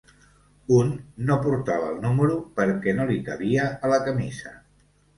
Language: Catalan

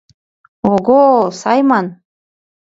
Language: Mari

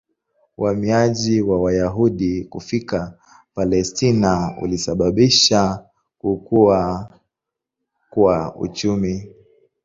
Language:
Swahili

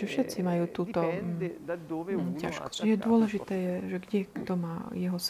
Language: Slovak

